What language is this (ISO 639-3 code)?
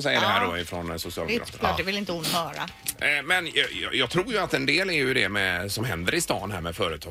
swe